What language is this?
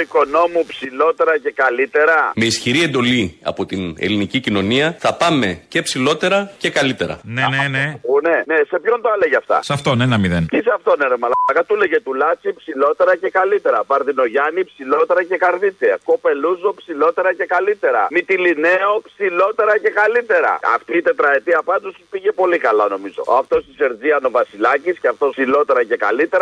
Greek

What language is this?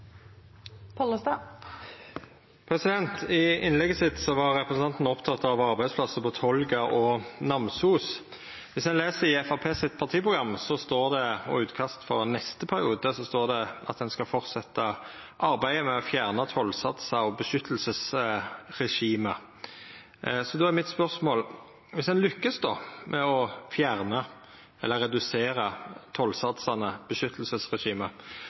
Norwegian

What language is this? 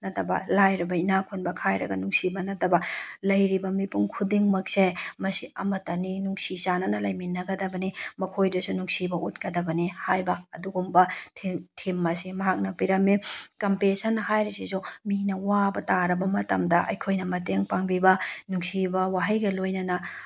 Manipuri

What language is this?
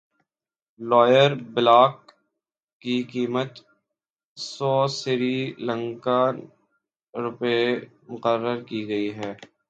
Urdu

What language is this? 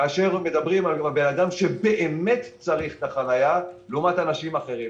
Hebrew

